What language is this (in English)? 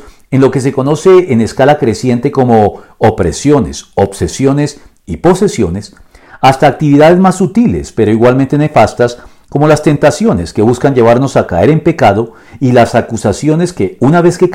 Spanish